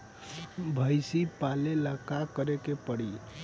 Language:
Bhojpuri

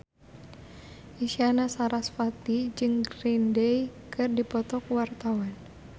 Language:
Sundanese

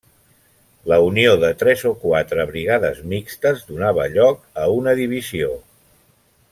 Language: Catalan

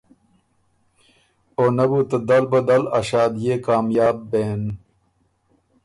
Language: Ormuri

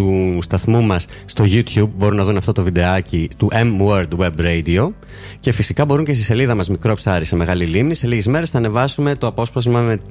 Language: Greek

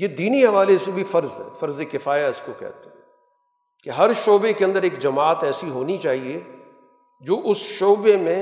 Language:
Urdu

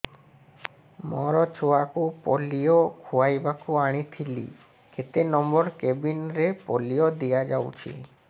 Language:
Odia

